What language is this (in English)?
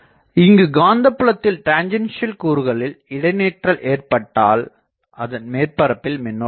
Tamil